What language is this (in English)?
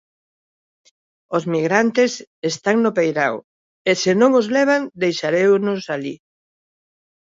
Galician